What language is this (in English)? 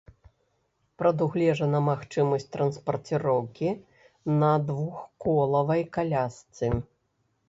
Belarusian